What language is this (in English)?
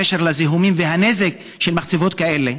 Hebrew